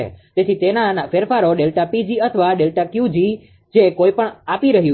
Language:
Gujarati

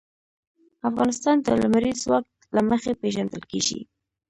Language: Pashto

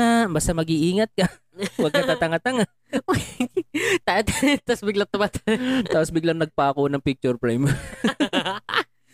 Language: Filipino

